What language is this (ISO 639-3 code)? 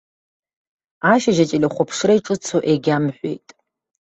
abk